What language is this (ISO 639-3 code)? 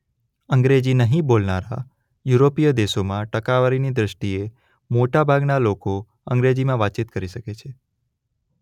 guj